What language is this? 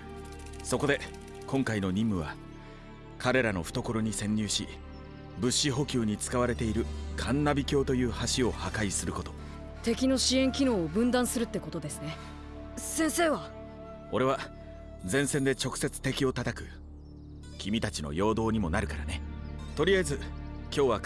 Japanese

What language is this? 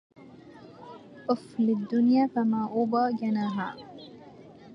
Arabic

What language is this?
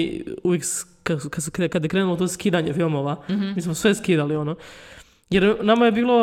Croatian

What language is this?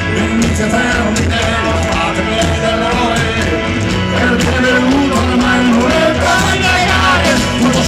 Arabic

